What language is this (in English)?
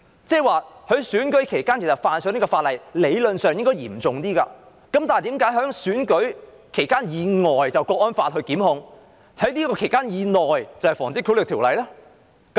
Cantonese